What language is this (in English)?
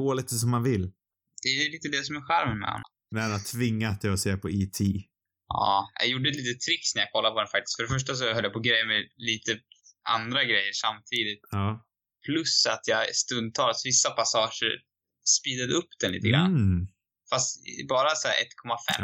Swedish